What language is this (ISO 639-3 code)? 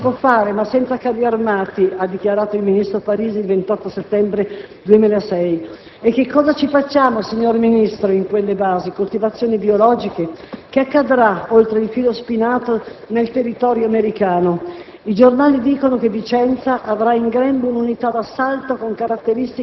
ita